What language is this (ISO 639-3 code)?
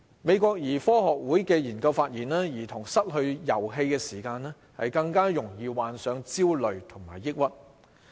yue